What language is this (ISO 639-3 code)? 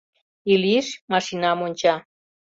chm